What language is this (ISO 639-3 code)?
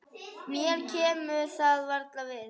isl